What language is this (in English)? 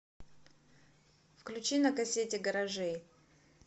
Russian